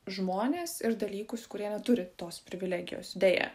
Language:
Lithuanian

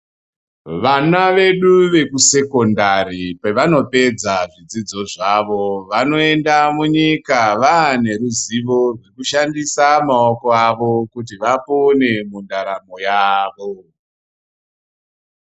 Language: Ndau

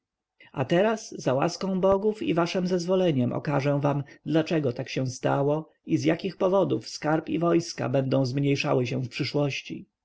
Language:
Polish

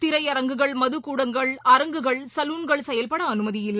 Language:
Tamil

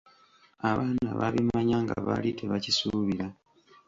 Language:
Ganda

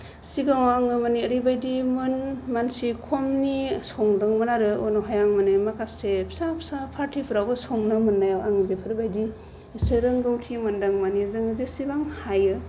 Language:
Bodo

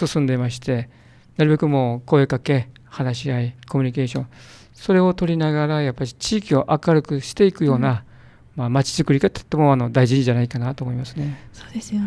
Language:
Japanese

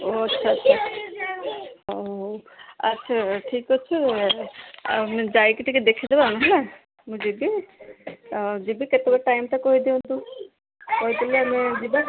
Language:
Odia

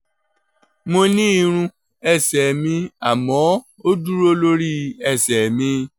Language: Yoruba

